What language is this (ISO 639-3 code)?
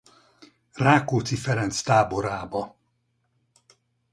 hun